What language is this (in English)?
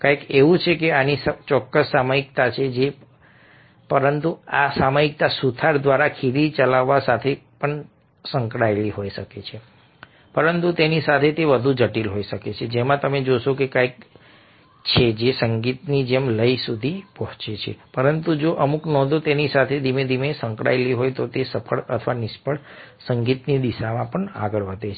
Gujarati